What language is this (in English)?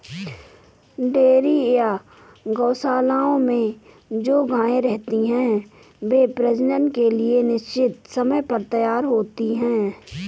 Hindi